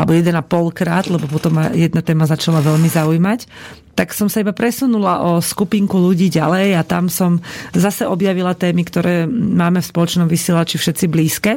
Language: Slovak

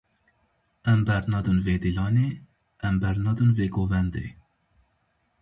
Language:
Kurdish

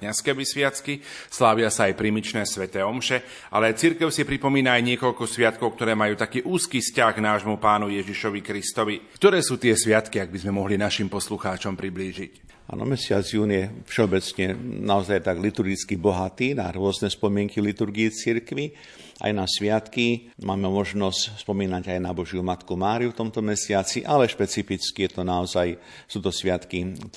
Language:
Slovak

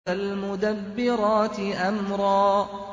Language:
Arabic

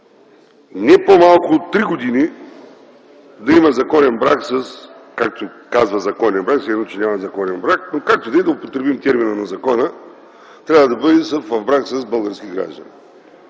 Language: Bulgarian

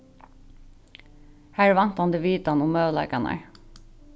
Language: Faroese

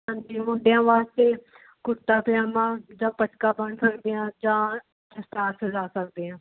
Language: Punjabi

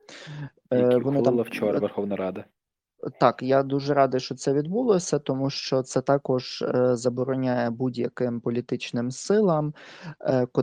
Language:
Ukrainian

